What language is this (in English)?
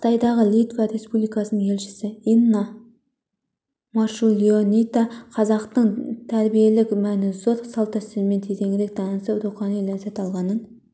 Kazakh